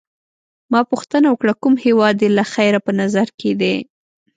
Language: Pashto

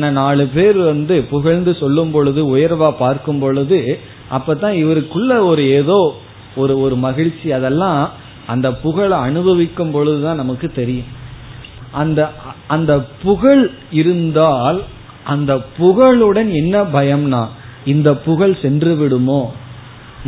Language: Tamil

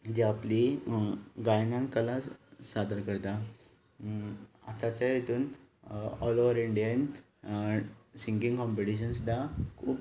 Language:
Konkani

